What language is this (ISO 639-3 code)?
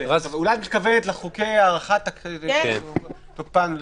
heb